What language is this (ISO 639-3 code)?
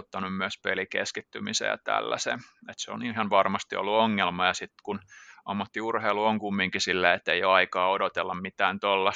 fin